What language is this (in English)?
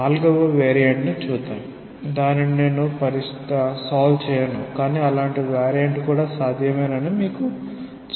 Telugu